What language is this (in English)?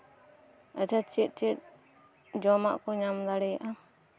Santali